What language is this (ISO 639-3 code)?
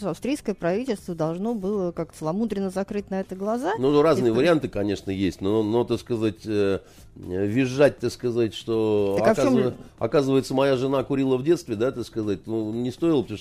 rus